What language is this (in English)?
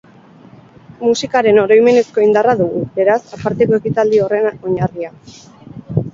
Basque